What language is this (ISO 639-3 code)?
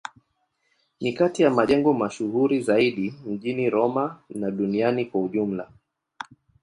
swa